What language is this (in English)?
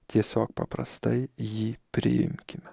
Lithuanian